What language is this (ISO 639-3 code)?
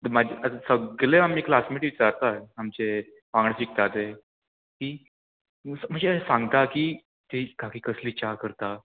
kok